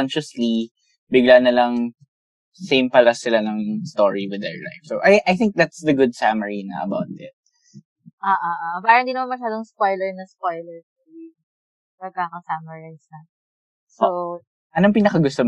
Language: Filipino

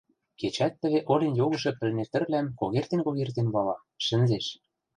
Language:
Western Mari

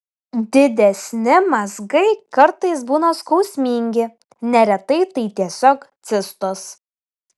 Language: Lithuanian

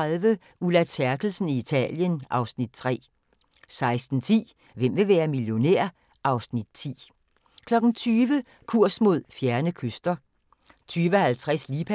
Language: Danish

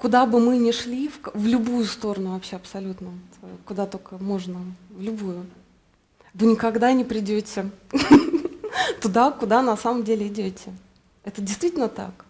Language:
Russian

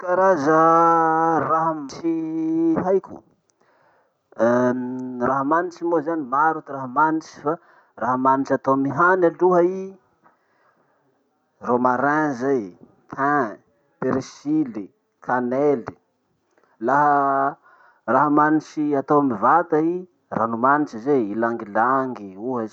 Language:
Masikoro Malagasy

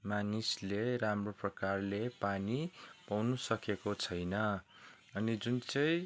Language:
Nepali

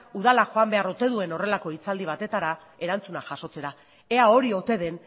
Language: Basque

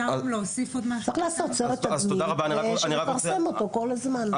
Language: Hebrew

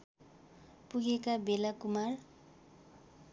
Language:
Nepali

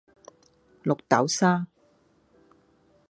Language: Cantonese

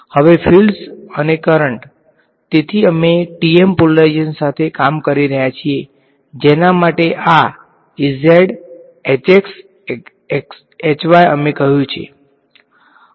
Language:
Gujarati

